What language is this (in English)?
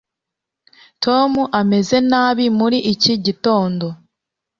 Kinyarwanda